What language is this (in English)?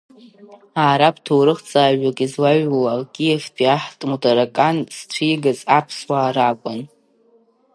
Abkhazian